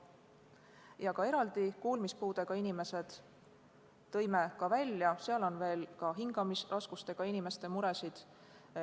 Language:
Estonian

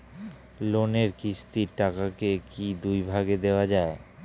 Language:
Bangla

